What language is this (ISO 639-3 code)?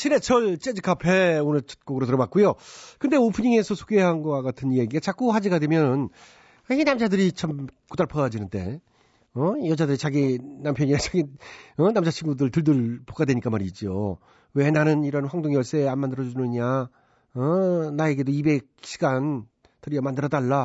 kor